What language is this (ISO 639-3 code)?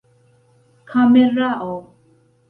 epo